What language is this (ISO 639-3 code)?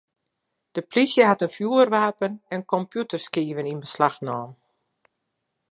fry